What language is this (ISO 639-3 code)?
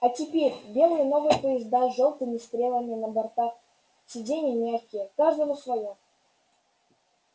rus